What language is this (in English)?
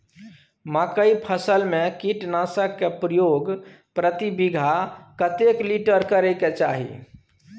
Maithili